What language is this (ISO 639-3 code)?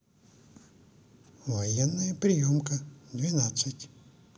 rus